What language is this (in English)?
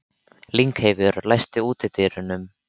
Icelandic